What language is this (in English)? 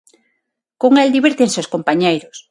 Galician